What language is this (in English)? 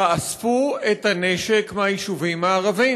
Hebrew